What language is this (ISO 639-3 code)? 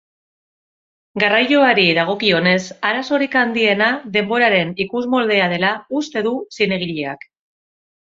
eus